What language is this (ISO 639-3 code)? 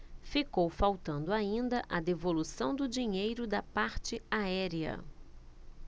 por